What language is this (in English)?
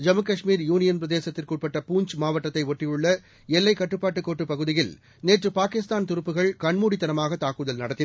Tamil